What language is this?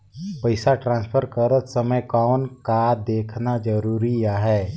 Chhattisgarhi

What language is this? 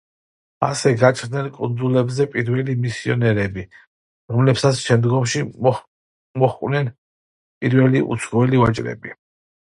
Georgian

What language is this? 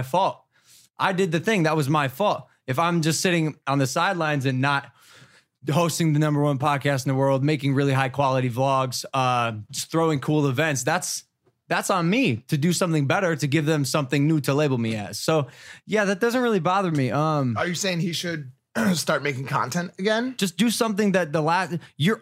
English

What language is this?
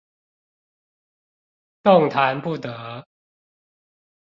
Chinese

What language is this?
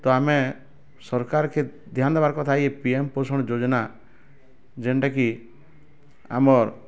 Odia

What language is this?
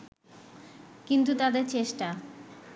Bangla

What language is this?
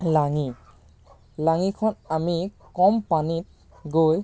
Assamese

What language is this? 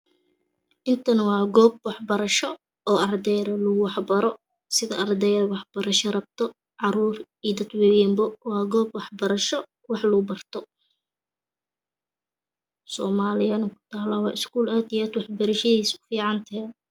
Somali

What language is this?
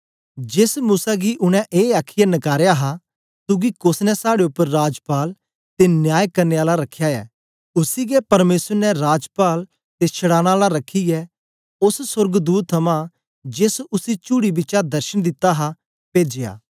Dogri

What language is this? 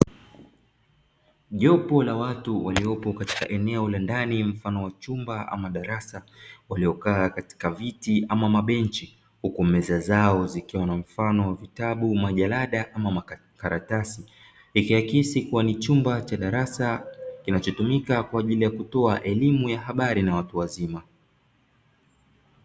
Swahili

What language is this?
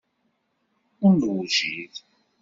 Kabyle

